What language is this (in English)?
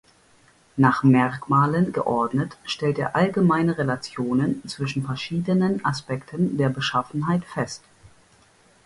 German